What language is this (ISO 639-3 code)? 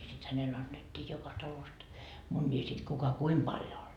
fin